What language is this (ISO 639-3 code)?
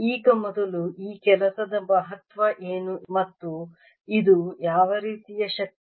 kan